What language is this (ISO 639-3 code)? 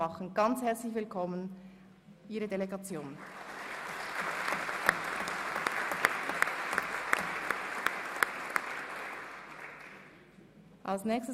gsw